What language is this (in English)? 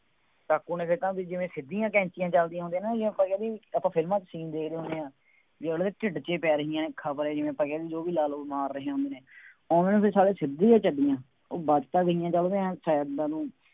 Punjabi